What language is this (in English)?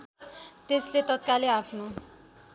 Nepali